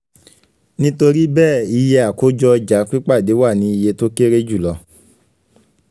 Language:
Yoruba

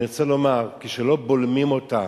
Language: Hebrew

